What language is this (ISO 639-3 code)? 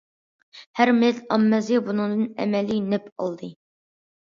uig